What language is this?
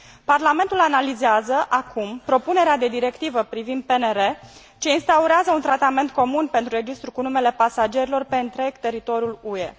Romanian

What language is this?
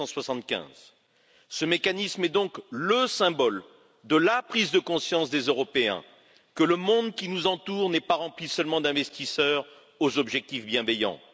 French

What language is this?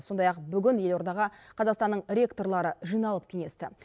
Kazakh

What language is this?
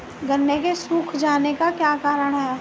Hindi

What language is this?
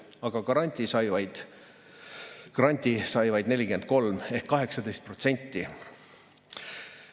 Estonian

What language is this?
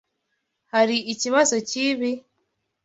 Kinyarwanda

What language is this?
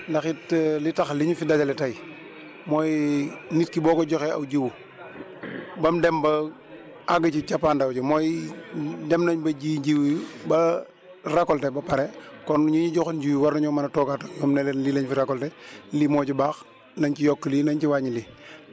Wolof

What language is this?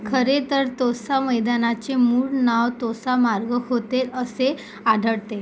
Marathi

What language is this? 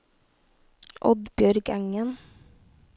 Norwegian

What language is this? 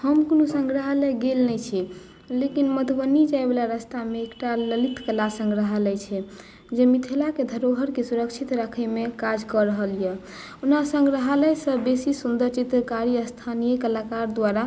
Maithili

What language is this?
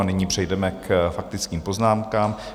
Czech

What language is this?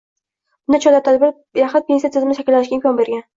Uzbek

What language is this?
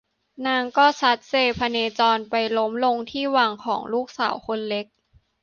Thai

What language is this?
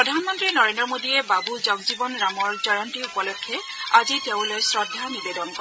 Assamese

